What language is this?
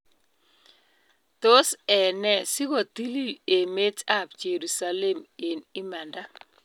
Kalenjin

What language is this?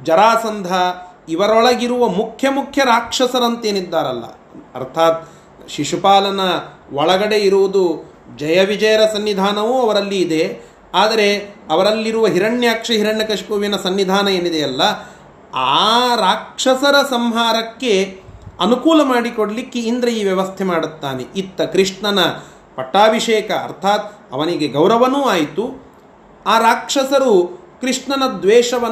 Kannada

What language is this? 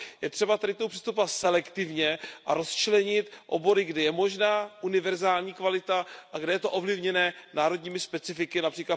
Czech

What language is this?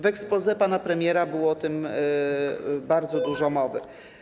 Polish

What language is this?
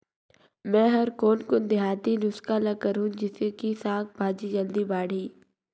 Chhattisgarhi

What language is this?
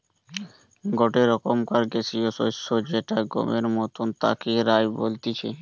Bangla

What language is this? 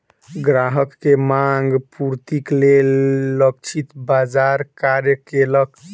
Maithili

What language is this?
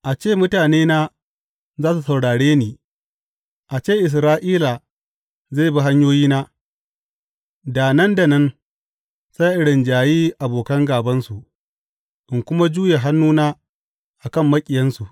Hausa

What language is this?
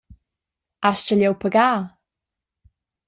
Romansh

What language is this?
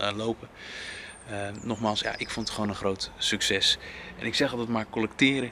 Dutch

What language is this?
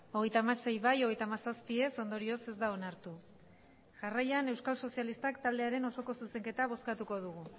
Basque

